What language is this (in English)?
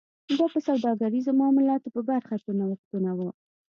Pashto